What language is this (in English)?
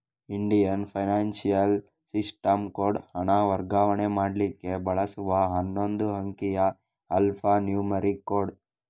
Kannada